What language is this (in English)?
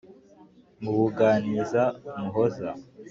Kinyarwanda